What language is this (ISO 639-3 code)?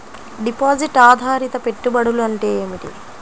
tel